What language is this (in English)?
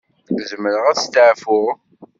Kabyle